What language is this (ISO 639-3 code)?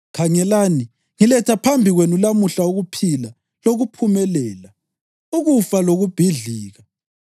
nde